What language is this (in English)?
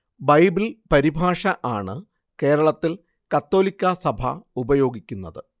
Malayalam